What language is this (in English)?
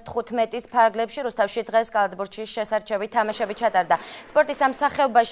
Romanian